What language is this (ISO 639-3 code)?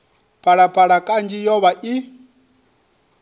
ven